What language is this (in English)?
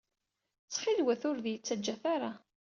Kabyle